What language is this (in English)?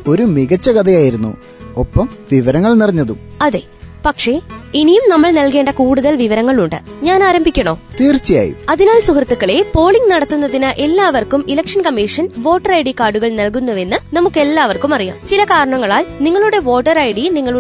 Malayalam